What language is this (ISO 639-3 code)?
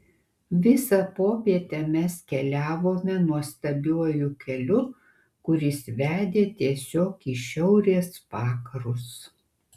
lit